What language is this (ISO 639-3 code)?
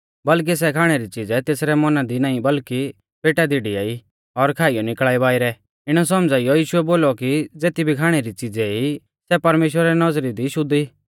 bfz